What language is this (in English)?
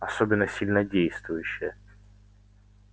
Russian